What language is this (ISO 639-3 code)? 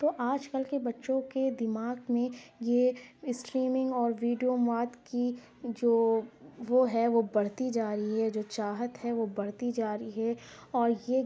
urd